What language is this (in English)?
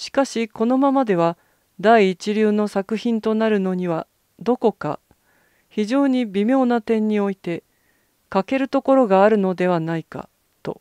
Japanese